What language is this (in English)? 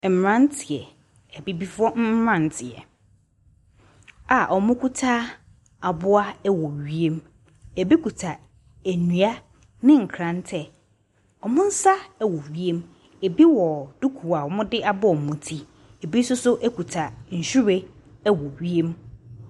Akan